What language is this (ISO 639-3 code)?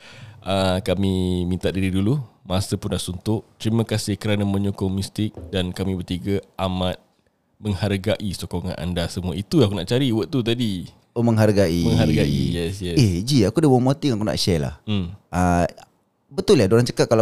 msa